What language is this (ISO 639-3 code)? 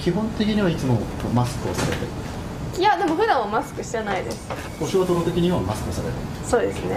jpn